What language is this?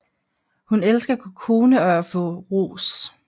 Danish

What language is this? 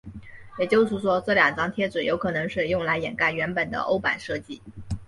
Chinese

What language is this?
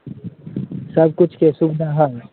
Maithili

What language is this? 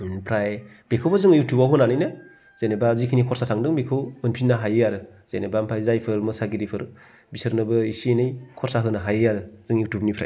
Bodo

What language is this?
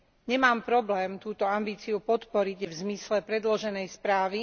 Slovak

